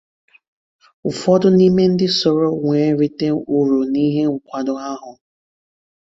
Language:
Igbo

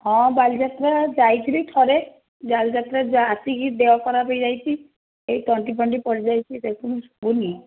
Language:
Odia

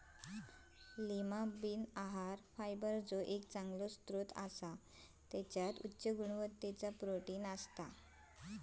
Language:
Marathi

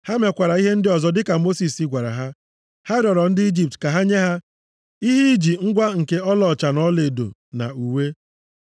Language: Igbo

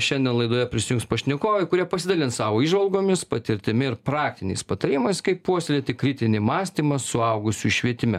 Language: Lithuanian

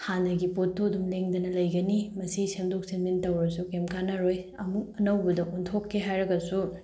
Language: Manipuri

